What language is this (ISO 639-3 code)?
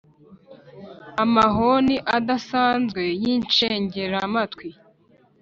kin